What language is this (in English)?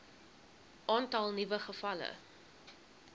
Afrikaans